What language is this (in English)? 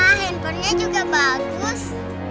Indonesian